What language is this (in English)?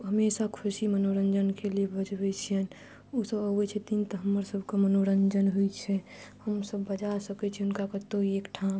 Maithili